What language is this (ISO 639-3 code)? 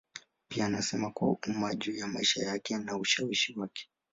swa